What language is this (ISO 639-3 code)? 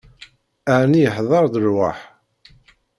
kab